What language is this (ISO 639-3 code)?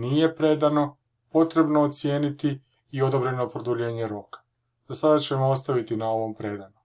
hrv